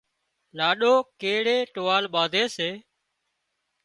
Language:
Wadiyara Koli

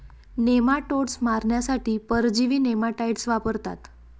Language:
Marathi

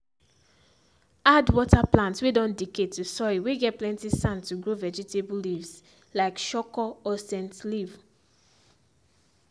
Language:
Nigerian Pidgin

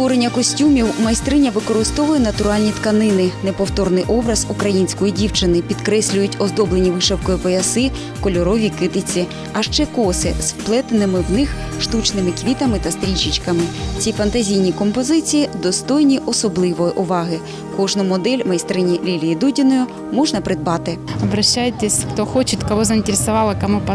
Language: Ukrainian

